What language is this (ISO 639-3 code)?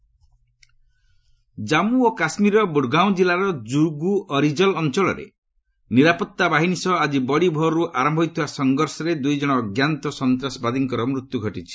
ori